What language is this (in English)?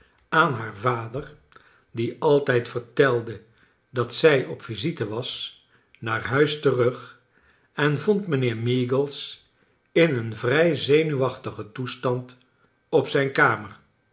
Dutch